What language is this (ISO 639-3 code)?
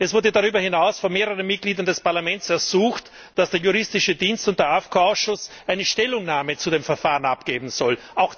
deu